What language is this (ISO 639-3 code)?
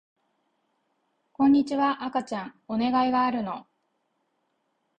jpn